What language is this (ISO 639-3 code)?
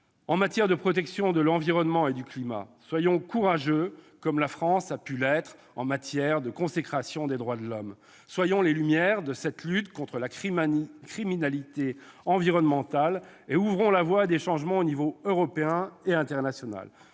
fra